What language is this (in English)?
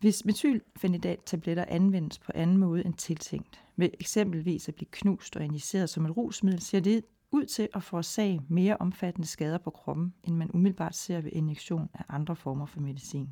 Danish